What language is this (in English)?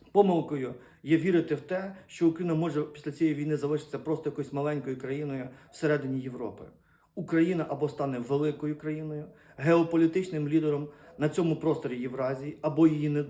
Ukrainian